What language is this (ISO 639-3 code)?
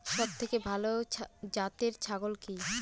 ben